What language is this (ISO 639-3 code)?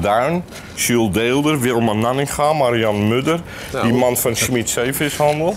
nld